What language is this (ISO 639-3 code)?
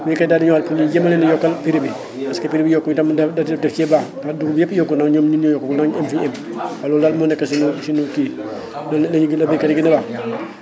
wol